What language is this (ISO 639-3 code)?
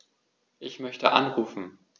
deu